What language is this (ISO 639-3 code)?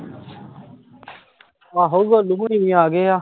pan